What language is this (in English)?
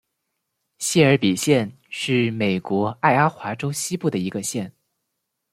Chinese